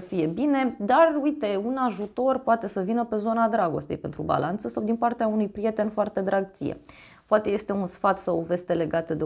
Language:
Romanian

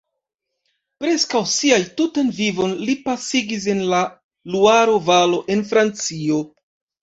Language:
Esperanto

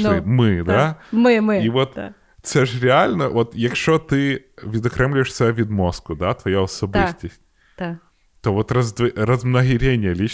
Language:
Ukrainian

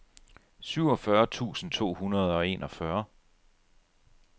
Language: Danish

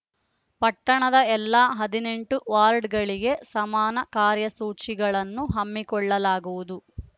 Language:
Kannada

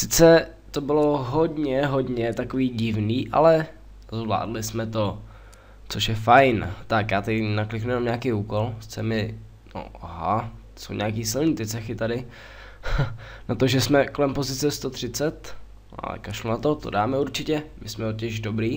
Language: Czech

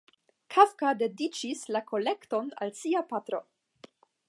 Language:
Esperanto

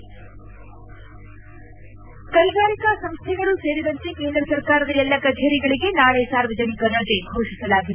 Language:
Kannada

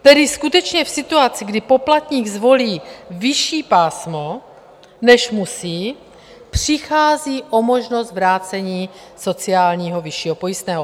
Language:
Czech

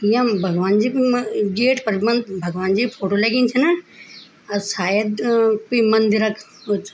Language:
Garhwali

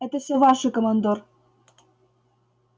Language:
Russian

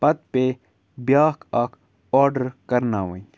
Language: Kashmiri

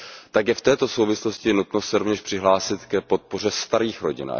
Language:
Czech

